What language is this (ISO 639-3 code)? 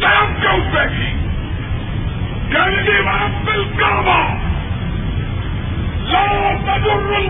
urd